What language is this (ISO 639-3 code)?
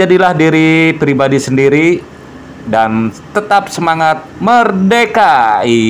ind